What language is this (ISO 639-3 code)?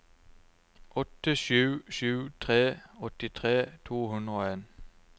nor